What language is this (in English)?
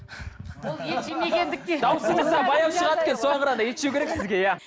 Kazakh